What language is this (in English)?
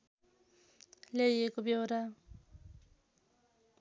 Nepali